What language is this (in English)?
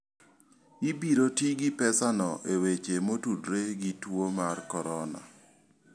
Luo (Kenya and Tanzania)